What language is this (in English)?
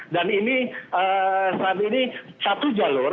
Indonesian